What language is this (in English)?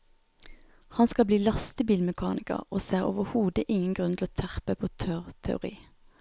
Norwegian